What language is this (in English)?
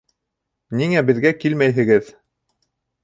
Bashkir